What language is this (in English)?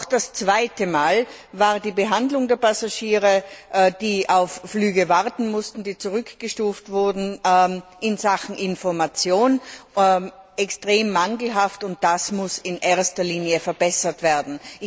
German